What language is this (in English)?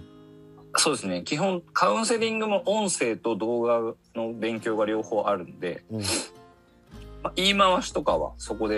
Japanese